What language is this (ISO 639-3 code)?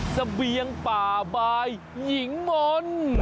tha